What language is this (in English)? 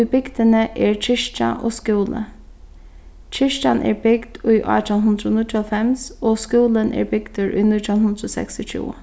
Faroese